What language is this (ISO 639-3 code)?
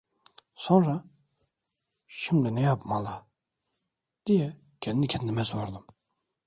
tur